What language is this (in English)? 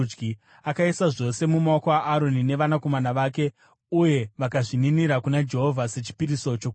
Shona